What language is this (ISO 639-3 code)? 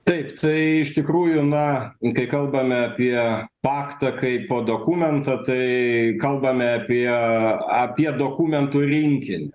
lit